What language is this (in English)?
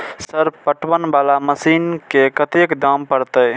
Maithili